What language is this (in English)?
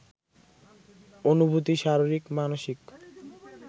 Bangla